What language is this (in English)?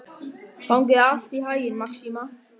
Icelandic